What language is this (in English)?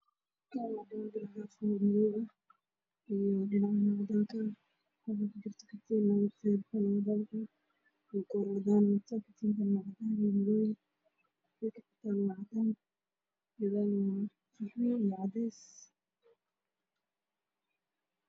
Somali